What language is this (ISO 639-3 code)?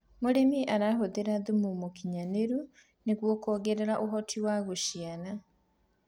kik